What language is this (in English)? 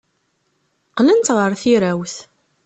Kabyle